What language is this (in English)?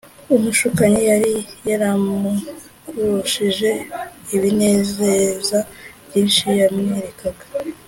Kinyarwanda